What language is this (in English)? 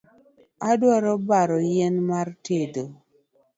Luo (Kenya and Tanzania)